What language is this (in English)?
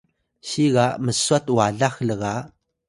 Atayal